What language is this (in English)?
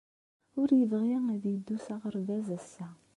Kabyle